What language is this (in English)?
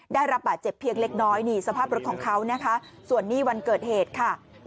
Thai